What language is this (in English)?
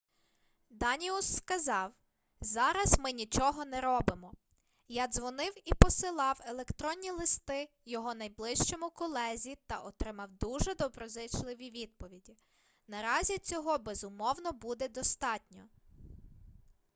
Ukrainian